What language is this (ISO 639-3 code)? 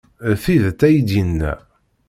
kab